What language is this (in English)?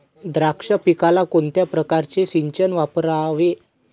Marathi